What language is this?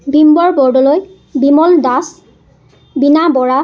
Assamese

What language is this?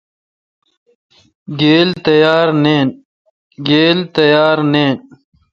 Kalkoti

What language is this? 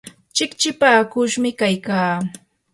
Yanahuanca Pasco Quechua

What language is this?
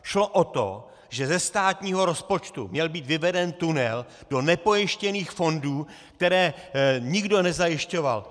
Czech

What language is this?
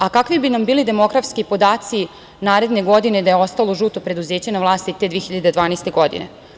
Serbian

